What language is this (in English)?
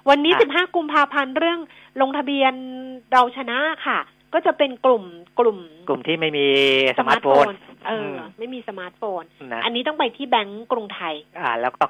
Thai